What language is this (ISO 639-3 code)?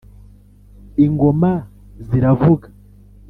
kin